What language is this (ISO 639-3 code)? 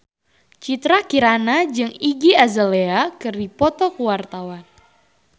sun